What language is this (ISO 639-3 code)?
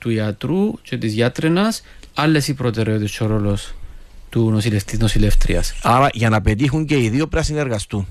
ell